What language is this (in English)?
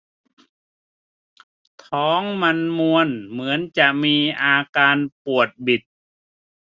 Thai